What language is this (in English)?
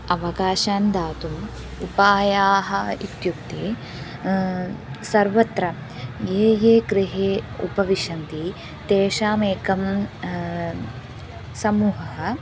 Sanskrit